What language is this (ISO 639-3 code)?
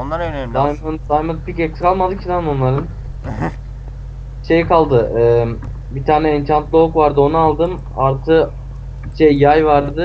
tur